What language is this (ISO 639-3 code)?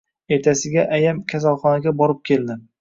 uzb